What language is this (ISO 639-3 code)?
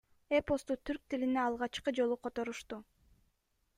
kir